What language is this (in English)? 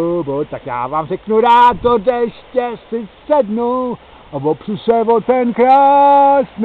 Czech